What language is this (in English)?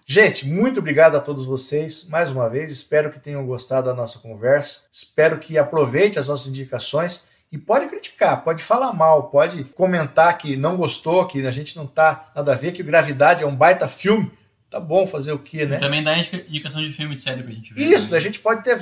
Portuguese